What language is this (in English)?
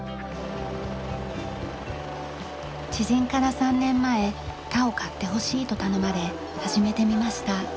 Japanese